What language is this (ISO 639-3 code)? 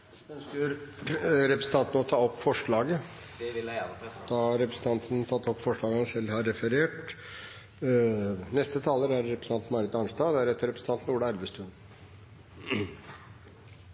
nor